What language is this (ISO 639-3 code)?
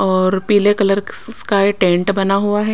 hin